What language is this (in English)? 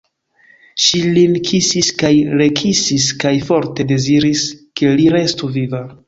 Esperanto